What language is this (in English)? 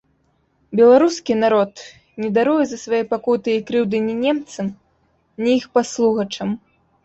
Belarusian